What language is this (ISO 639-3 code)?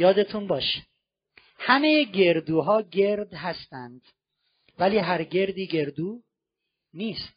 fas